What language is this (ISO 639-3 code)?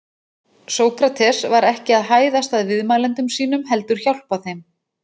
isl